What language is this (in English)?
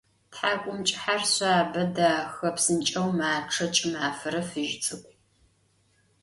Adyghe